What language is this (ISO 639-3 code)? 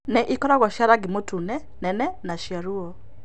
kik